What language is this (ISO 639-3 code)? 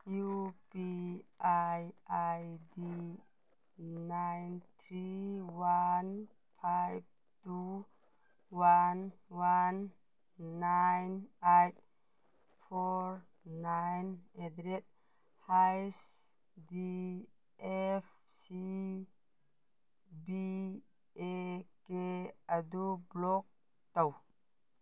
mni